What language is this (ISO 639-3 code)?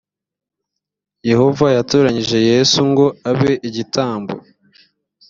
kin